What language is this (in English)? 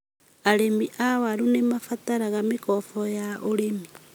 Kikuyu